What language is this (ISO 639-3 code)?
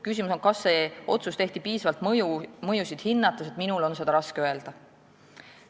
est